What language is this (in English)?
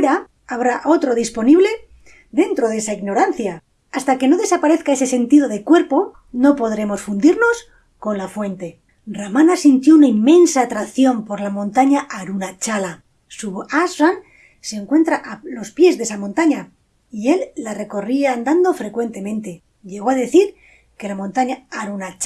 Spanish